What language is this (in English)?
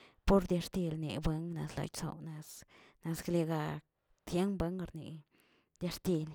Tilquiapan Zapotec